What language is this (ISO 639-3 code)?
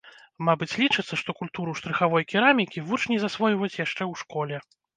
bel